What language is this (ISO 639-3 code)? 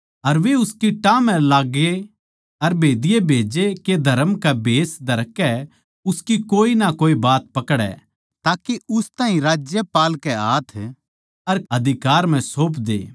bgc